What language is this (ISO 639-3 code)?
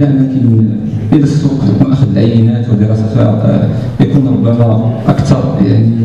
ara